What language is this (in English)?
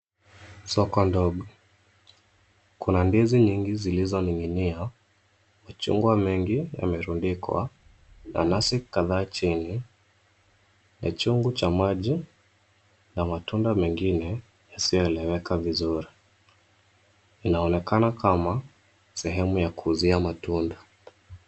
Swahili